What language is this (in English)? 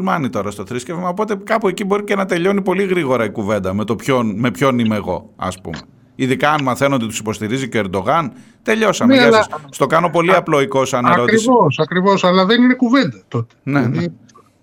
Greek